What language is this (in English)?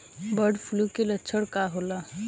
Bhojpuri